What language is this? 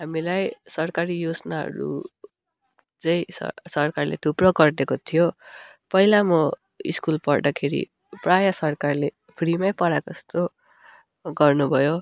Nepali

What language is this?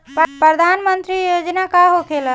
Bhojpuri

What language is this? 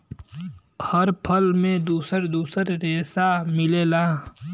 Bhojpuri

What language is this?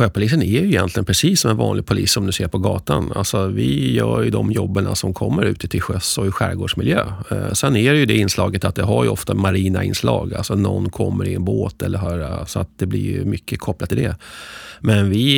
Swedish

